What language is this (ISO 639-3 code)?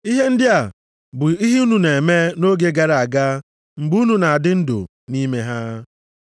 ibo